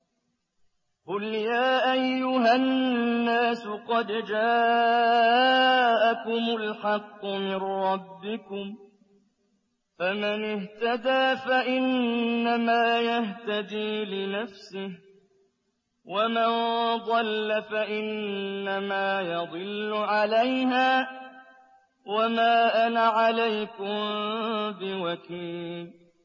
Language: Arabic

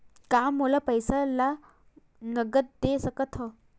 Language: Chhattisgarhi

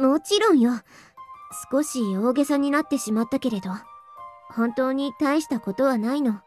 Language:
Japanese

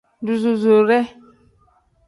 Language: Tem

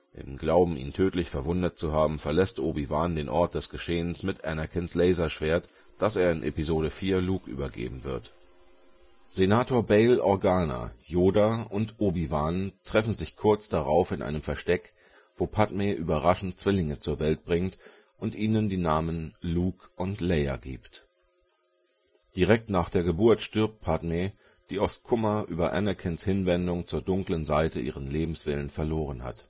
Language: German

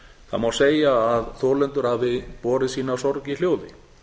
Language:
Icelandic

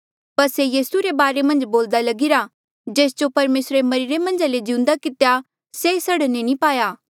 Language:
Mandeali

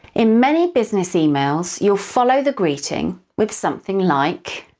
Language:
English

